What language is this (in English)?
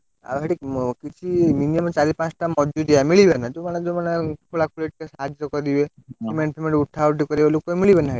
Odia